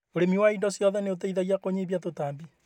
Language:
Kikuyu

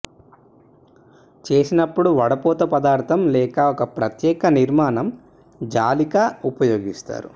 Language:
Telugu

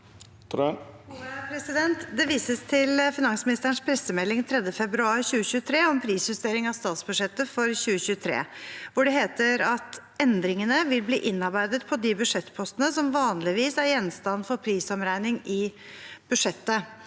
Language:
Norwegian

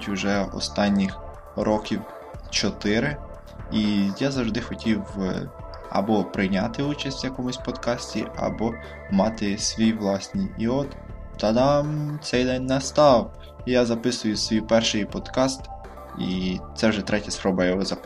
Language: Ukrainian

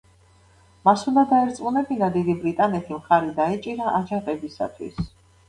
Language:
Georgian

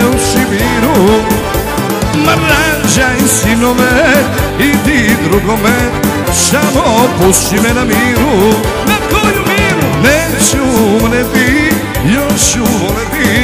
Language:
Romanian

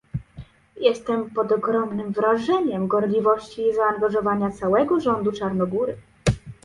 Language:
Polish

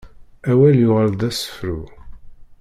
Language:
Kabyle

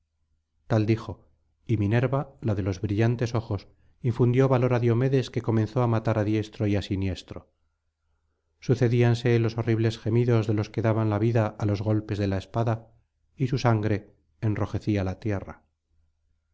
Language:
Spanish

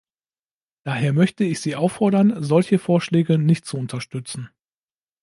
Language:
German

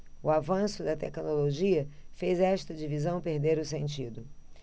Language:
Portuguese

